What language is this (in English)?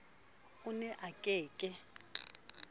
Southern Sotho